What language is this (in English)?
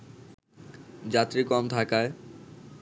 Bangla